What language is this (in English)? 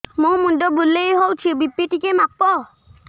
Odia